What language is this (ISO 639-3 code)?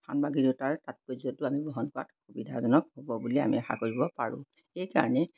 asm